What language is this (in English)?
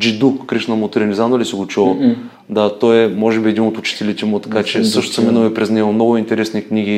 Bulgarian